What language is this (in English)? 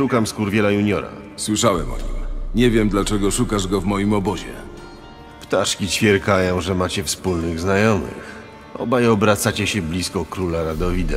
Polish